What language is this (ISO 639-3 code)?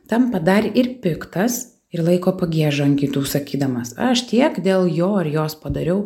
lit